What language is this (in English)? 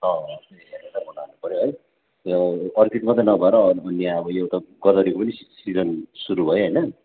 Nepali